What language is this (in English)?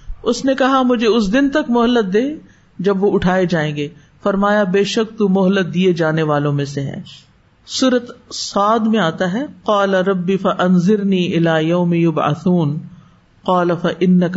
Urdu